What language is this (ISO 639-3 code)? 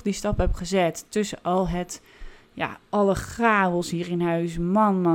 nld